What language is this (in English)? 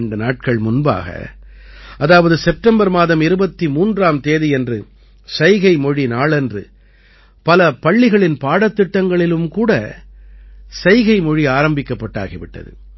Tamil